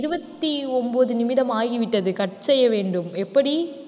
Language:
Tamil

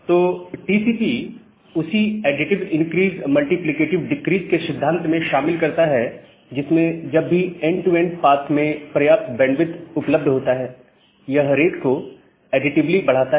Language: Hindi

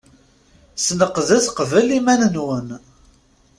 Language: Kabyle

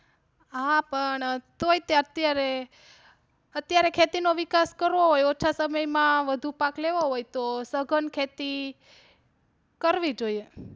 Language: Gujarati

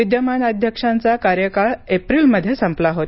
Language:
Marathi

